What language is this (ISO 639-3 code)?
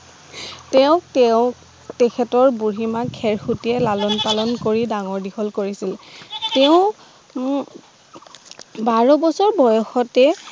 asm